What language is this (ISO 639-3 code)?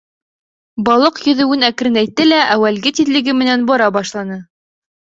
bak